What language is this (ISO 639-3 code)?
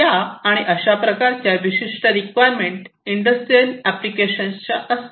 mar